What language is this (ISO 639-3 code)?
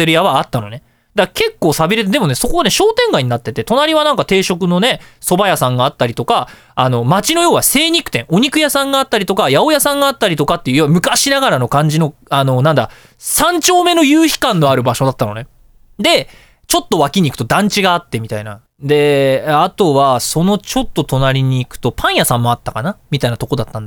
jpn